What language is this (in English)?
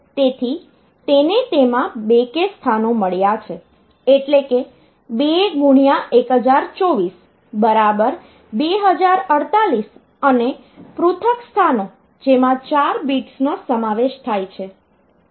Gujarati